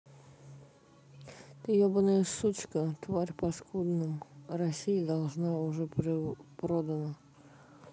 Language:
Russian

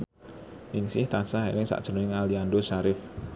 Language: Javanese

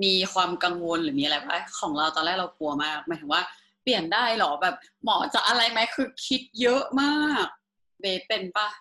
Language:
Thai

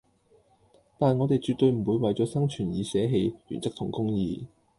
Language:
Cantonese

